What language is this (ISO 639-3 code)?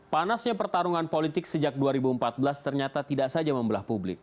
ind